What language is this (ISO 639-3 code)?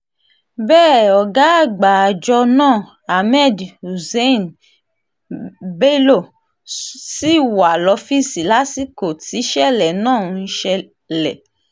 yor